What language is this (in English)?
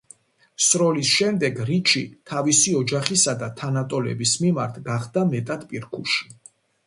Georgian